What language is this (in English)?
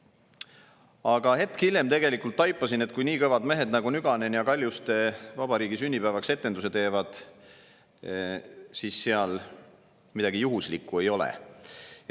Estonian